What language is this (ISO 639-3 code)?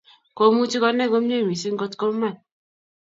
kln